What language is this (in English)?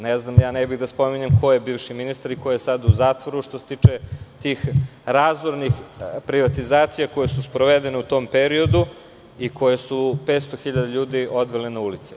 Serbian